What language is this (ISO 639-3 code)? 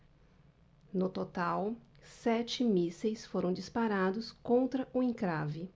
por